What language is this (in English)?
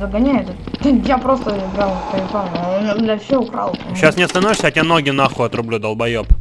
Russian